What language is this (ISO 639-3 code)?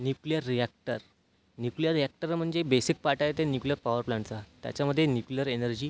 mar